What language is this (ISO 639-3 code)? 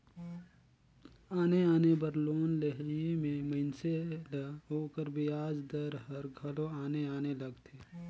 hne